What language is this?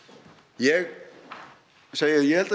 Icelandic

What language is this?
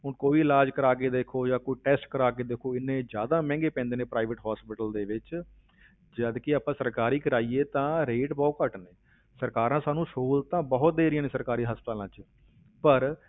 Punjabi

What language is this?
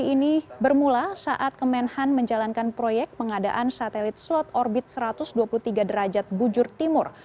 Indonesian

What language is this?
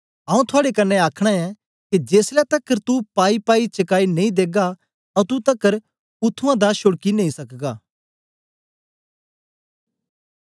Dogri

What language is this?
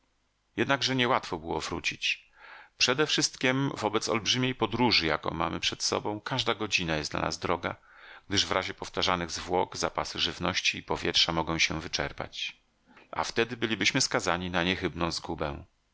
Polish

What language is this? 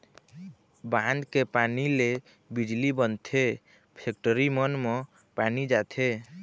Chhattisgarhi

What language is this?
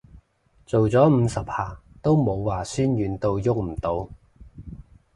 Cantonese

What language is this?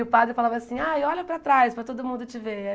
Portuguese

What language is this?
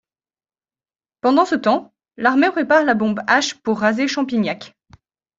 French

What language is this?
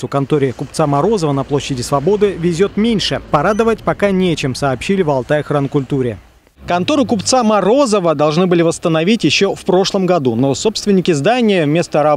Russian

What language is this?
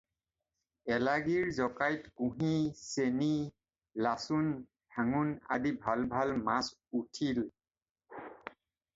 Assamese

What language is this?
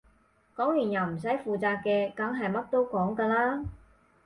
Cantonese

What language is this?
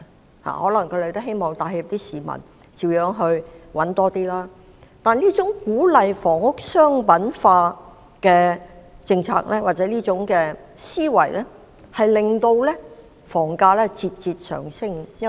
Cantonese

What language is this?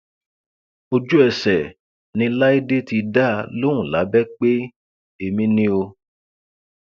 Yoruba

